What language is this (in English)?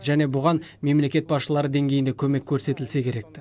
Kazakh